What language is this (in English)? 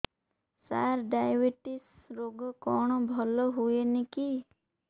Odia